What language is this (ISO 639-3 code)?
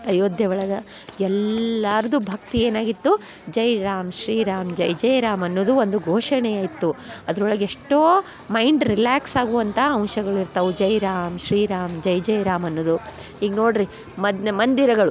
kan